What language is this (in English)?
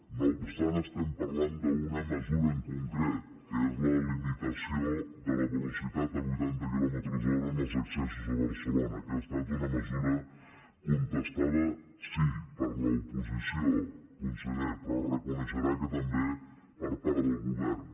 Catalan